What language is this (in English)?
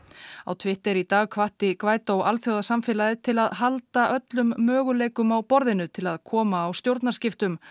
Icelandic